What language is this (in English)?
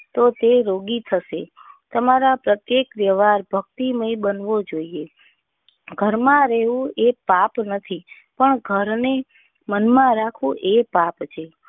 Gujarati